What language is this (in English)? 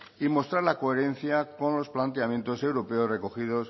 Spanish